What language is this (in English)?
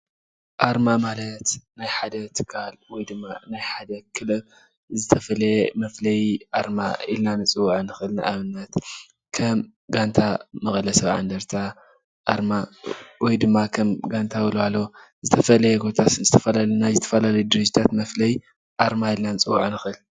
Tigrinya